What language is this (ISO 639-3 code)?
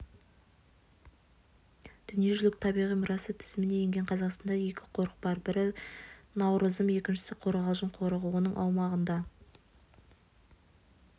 kaz